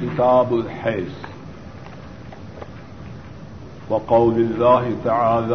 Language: Urdu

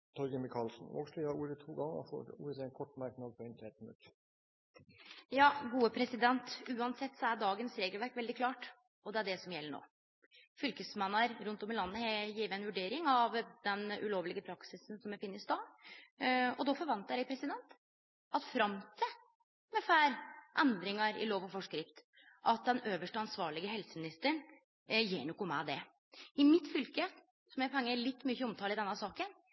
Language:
Norwegian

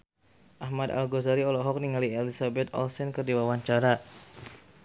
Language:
Sundanese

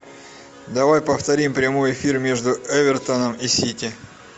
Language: Russian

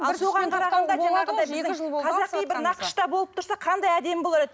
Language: Kazakh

